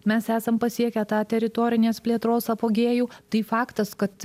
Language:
Lithuanian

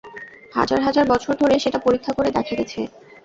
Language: Bangla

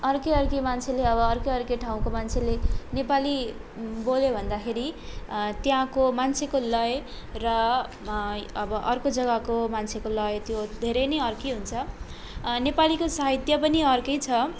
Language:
Nepali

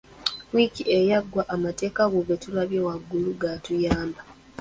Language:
Ganda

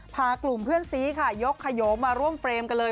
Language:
Thai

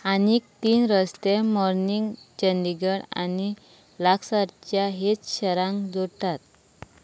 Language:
Konkani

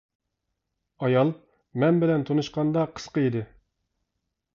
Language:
Uyghur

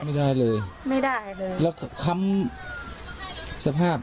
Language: Thai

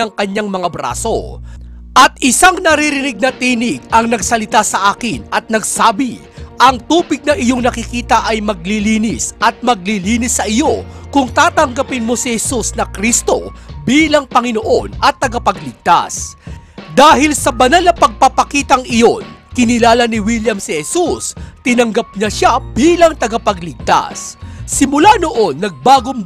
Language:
Filipino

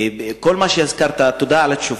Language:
Hebrew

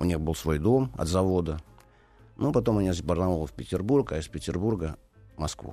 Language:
Russian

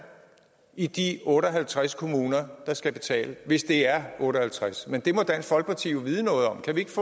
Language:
Danish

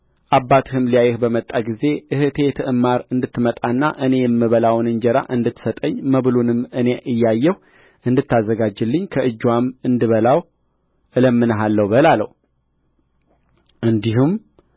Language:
Amharic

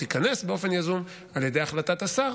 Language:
Hebrew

